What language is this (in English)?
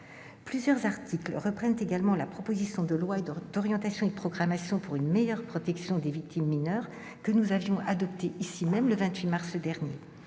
French